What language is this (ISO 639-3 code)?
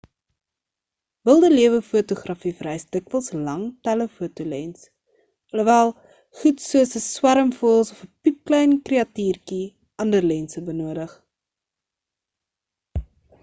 afr